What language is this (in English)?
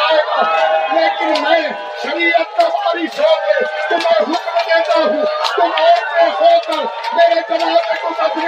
Urdu